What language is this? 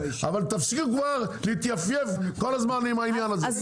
Hebrew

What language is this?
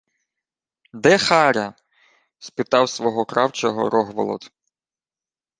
Ukrainian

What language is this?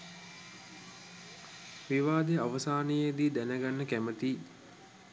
Sinhala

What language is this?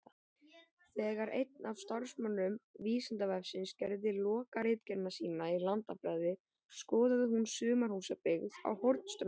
Icelandic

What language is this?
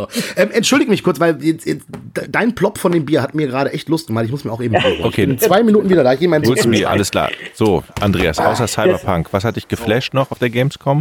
German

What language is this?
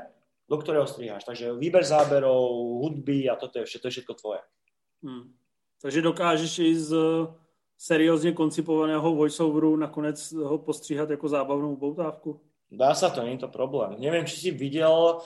Czech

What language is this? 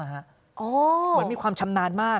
Thai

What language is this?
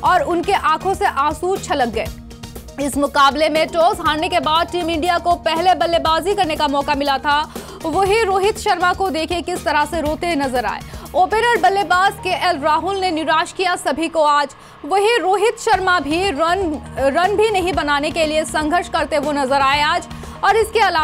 Hindi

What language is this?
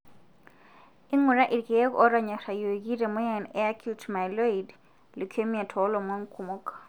Masai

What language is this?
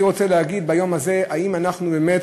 Hebrew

